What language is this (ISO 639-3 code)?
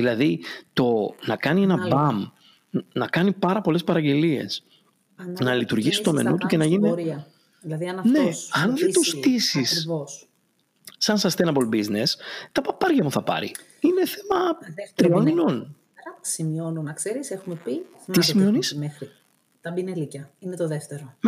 ell